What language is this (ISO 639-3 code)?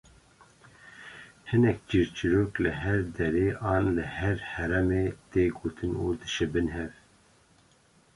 kur